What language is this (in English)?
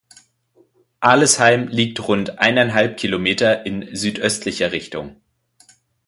German